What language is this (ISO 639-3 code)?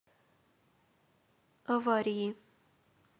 rus